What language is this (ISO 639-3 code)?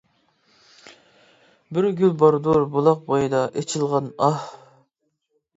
uig